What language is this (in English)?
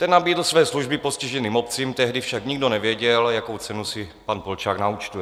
Czech